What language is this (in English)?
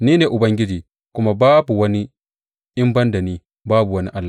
Hausa